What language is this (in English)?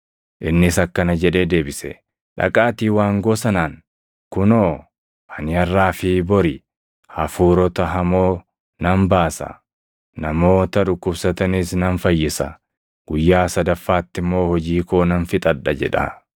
Oromo